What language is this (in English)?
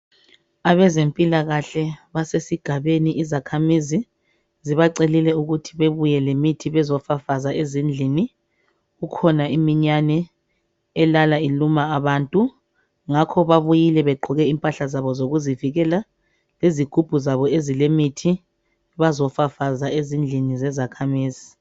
North Ndebele